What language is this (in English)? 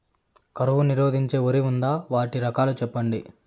Telugu